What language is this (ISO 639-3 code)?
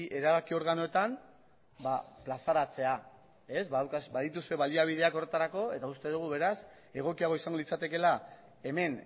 eus